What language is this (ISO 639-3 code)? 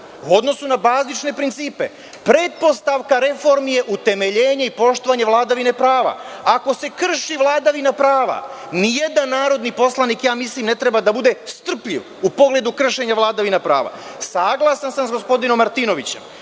srp